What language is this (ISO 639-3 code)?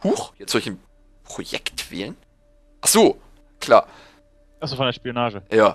deu